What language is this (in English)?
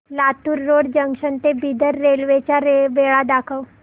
Marathi